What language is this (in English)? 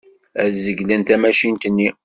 Kabyle